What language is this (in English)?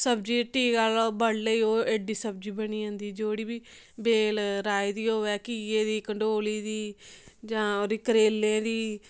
Dogri